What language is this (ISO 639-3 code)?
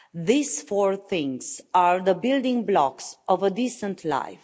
eng